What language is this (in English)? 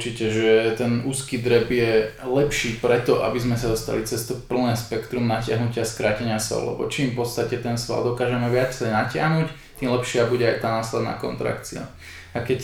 Slovak